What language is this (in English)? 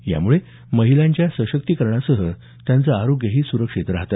Marathi